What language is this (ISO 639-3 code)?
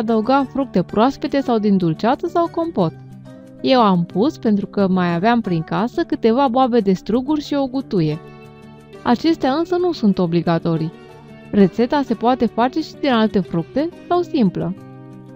ron